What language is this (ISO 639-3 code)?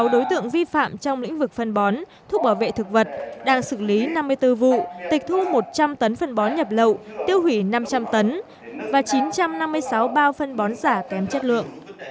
vie